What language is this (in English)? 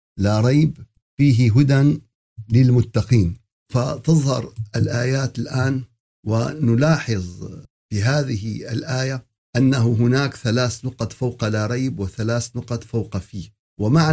Arabic